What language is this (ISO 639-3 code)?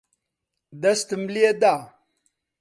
ckb